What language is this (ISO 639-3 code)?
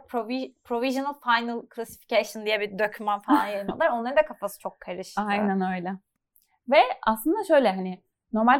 tur